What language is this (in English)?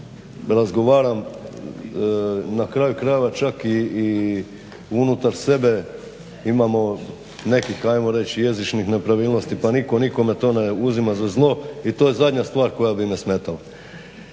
Croatian